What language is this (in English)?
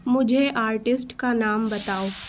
Urdu